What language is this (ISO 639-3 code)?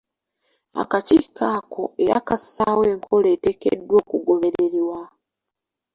lug